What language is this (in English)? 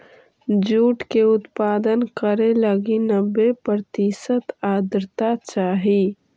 Magahi